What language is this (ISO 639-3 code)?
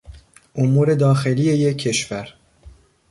fas